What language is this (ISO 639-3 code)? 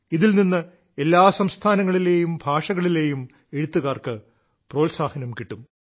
mal